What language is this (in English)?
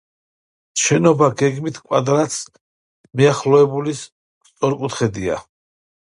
Georgian